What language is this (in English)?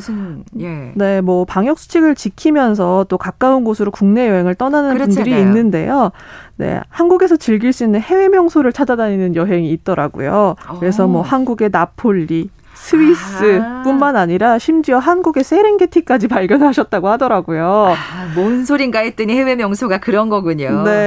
Korean